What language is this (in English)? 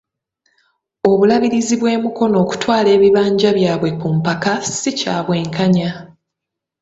Ganda